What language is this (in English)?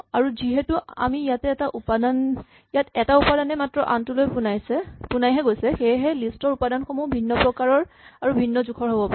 Assamese